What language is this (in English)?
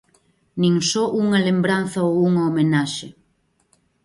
Galician